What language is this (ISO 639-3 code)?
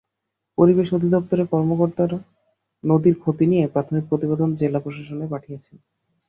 ben